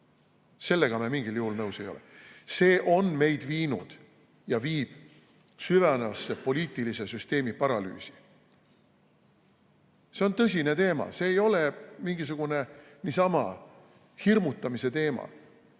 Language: Estonian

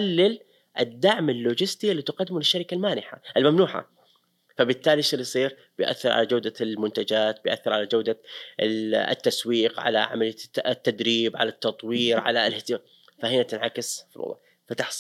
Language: Arabic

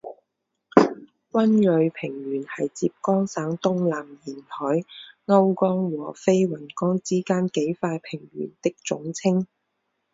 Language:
Chinese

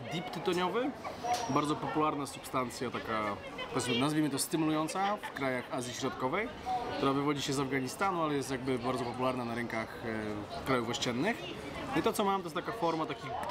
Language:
Polish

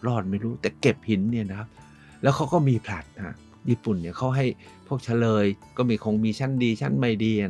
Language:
Thai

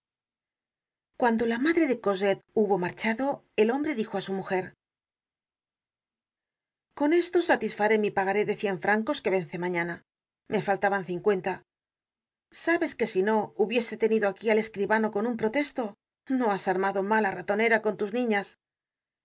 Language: Spanish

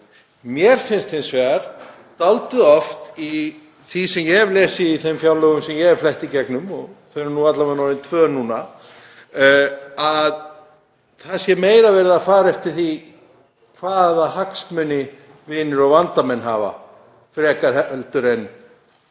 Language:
Icelandic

